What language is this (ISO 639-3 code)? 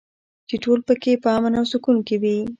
pus